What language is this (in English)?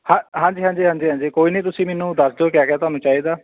Punjabi